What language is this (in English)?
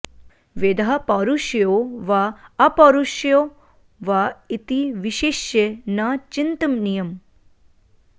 Sanskrit